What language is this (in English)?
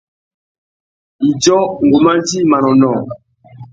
Tuki